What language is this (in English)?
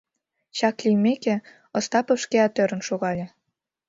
Mari